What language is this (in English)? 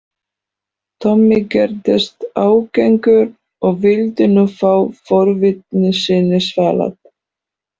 Icelandic